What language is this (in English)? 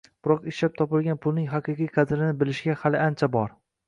Uzbek